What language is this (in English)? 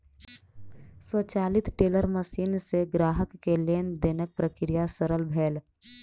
Maithili